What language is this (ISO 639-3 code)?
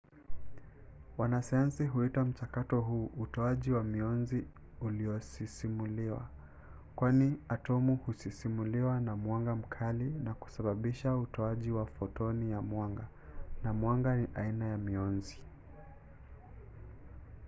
swa